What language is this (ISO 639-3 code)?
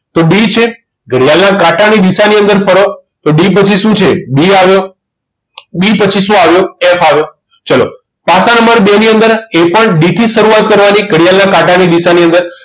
guj